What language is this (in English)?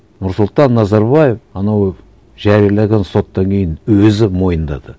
Kazakh